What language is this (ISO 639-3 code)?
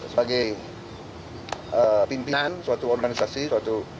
ind